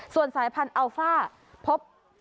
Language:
Thai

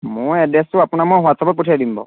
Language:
Assamese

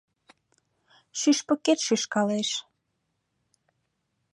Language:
Mari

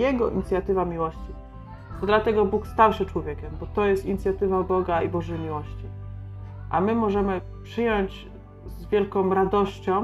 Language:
Polish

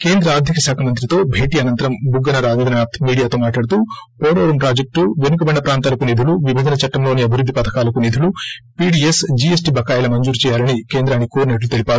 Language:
Telugu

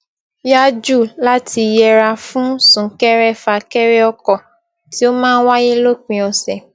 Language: Yoruba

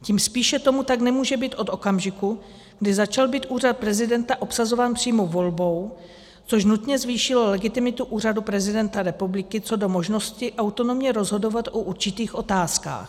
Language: Czech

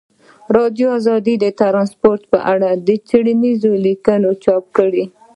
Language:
Pashto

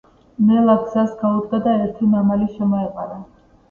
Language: Georgian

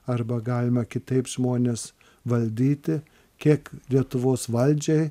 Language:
Lithuanian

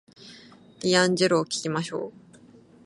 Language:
Japanese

